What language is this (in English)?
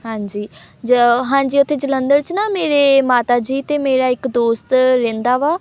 Punjabi